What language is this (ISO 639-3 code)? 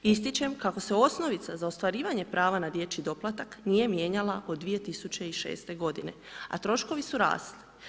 hrv